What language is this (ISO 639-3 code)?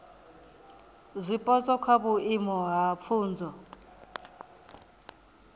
ven